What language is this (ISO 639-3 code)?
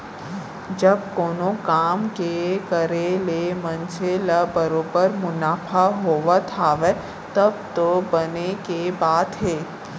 hne